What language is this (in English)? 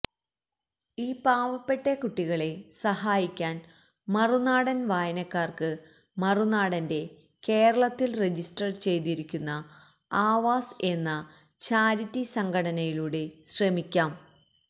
Malayalam